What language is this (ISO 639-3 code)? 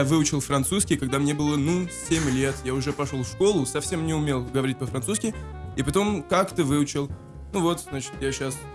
fra